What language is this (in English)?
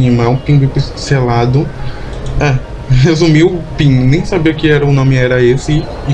Portuguese